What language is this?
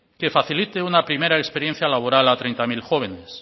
Spanish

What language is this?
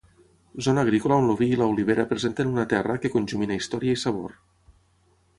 Catalan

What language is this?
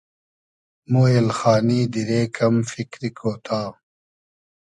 Hazaragi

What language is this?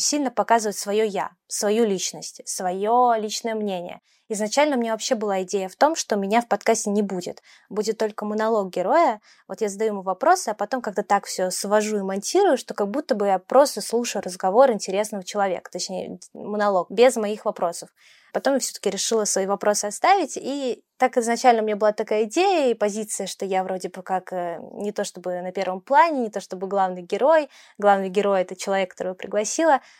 Russian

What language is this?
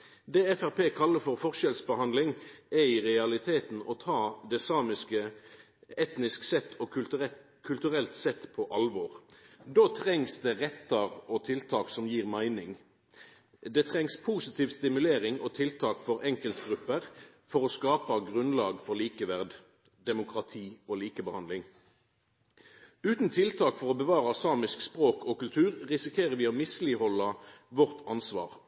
Norwegian Nynorsk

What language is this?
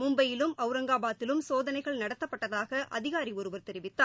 Tamil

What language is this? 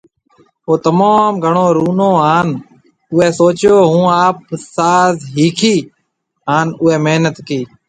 Marwari (Pakistan)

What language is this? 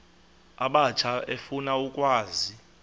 Xhosa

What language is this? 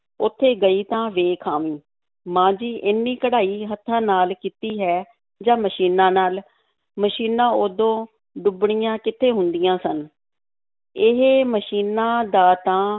Punjabi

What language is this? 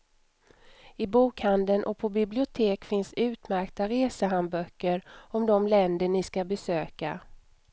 Swedish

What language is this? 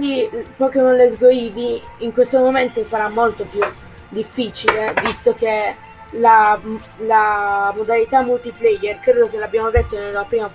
Italian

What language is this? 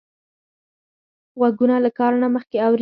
Pashto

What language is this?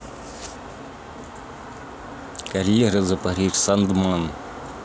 Russian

